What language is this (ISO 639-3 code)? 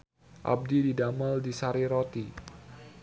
sun